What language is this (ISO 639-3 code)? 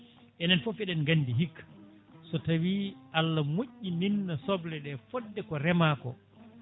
ful